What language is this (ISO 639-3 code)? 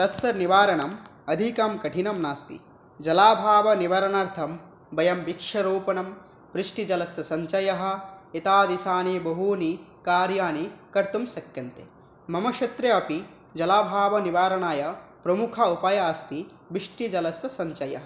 san